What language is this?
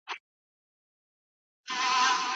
Pashto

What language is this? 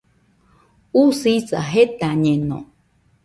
Nüpode Huitoto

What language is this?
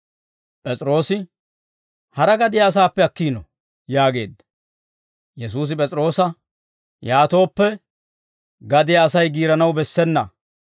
Dawro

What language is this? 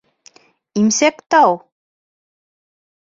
Bashkir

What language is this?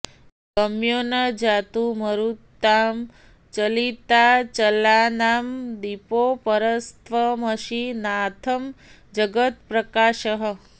Sanskrit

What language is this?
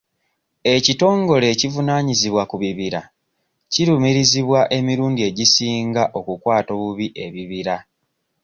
Ganda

